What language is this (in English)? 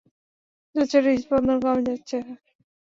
Bangla